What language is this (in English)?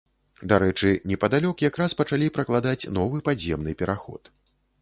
Belarusian